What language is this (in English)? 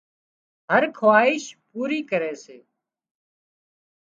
Wadiyara Koli